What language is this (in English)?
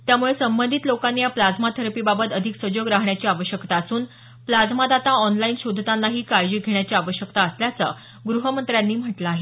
Marathi